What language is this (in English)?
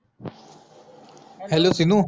Marathi